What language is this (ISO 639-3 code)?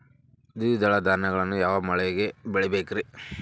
kan